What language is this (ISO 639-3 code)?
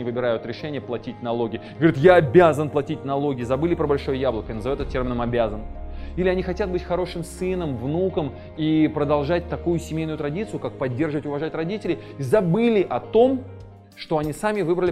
rus